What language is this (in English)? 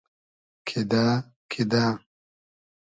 Hazaragi